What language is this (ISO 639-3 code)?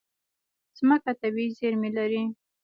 pus